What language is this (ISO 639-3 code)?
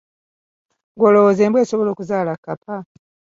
lug